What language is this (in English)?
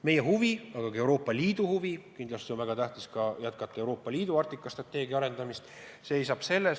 Estonian